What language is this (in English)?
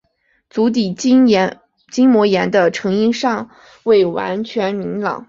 Chinese